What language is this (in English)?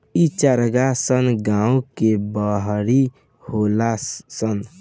Bhojpuri